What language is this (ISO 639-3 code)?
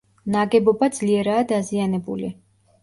kat